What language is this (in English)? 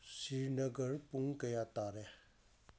Manipuri